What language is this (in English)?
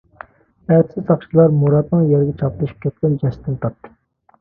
Uyghur